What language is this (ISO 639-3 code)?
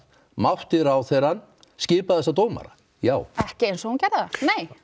isl